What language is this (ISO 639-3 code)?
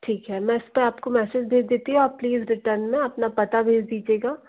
hin